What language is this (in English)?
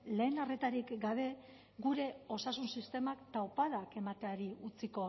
Basque